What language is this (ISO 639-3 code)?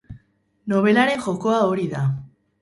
eus